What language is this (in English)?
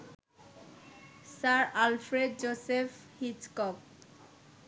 Bangla